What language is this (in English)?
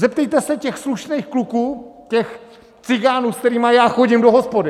Czech